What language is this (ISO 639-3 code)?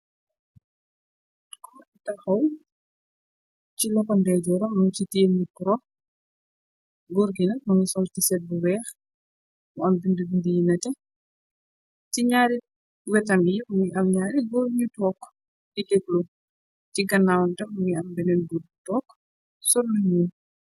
wol